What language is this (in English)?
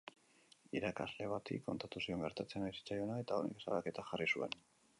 Basque